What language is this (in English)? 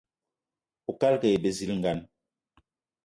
Eton (Cameroon)